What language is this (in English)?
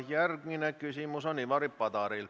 Estonian